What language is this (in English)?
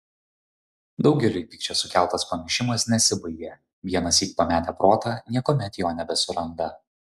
Lithuanian